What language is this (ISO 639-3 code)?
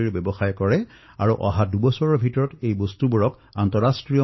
asm